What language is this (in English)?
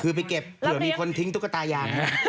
Thai